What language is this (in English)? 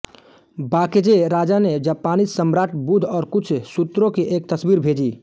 Hindi